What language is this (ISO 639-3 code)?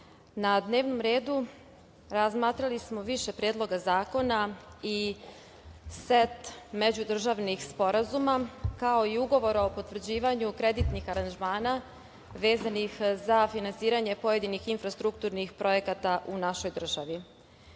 srp